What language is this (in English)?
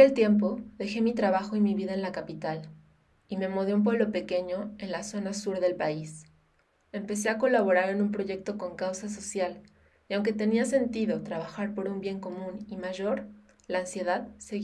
Spanish